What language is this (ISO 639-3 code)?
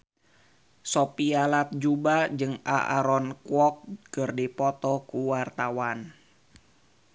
sun